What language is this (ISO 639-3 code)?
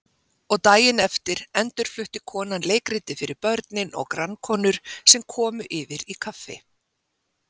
isl